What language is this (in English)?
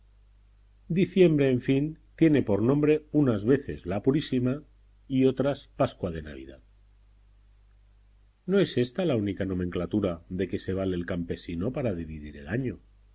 Spanish